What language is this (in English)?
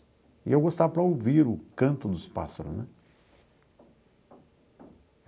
Portuguese